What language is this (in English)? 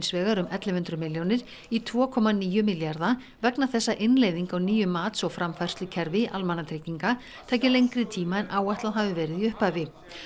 Icelandic